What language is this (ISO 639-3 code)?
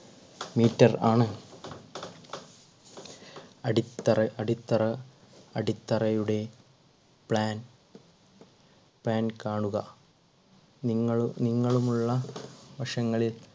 mal